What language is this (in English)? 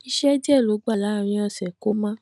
Yoruba